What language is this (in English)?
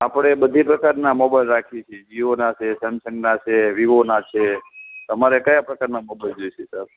Gujarati